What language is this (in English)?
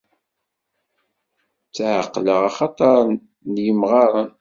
Kabyle